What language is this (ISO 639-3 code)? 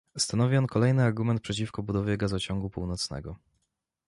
pol